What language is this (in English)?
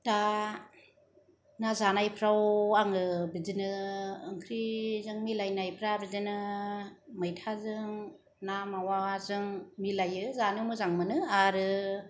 Bodo